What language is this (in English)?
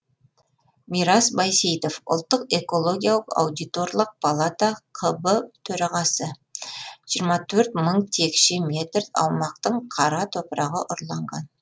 Kazakh